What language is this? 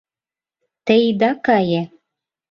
Mari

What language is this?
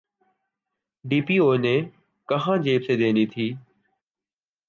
Urdu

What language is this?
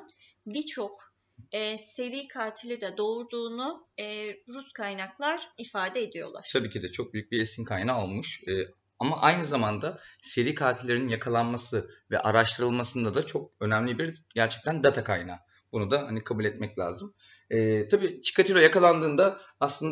Turkish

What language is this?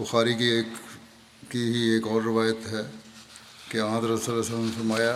Urdu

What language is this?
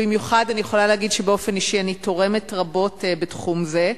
Hebrew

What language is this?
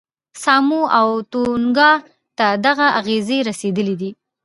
Pashto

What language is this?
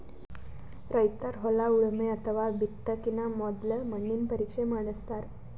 Kannada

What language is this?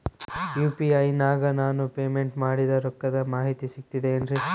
Kannada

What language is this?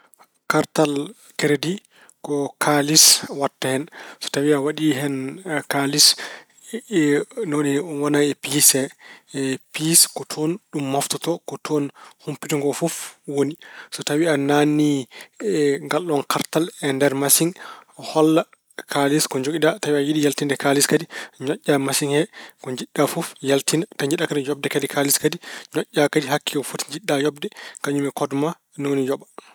Fula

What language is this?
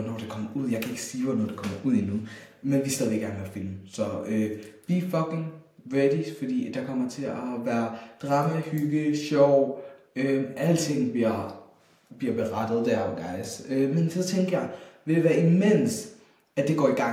Danish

